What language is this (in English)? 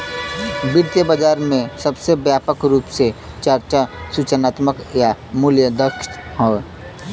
Bhojpuri